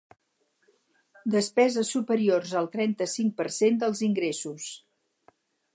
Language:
Catalan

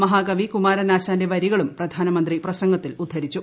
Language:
Malayalam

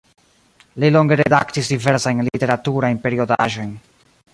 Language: Esperanto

